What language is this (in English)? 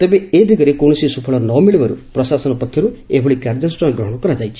Odia